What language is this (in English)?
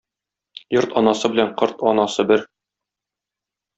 Tatar